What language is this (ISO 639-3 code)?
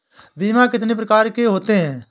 hin